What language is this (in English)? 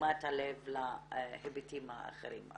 Hebrew